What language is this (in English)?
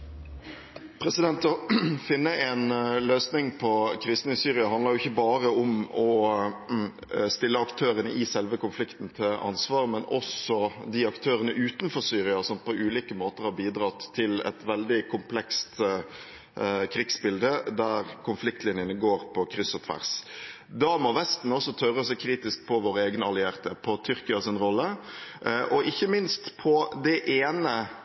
Norwegian